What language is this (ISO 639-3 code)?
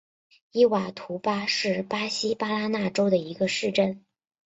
zho